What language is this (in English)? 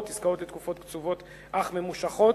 Hebrew